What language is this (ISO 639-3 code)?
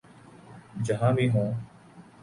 urd